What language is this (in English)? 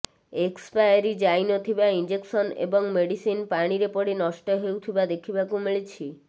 Odia